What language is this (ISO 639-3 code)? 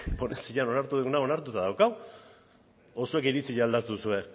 eus